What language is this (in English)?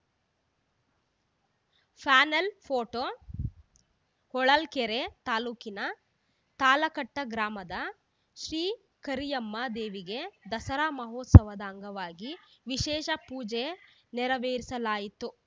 Kannada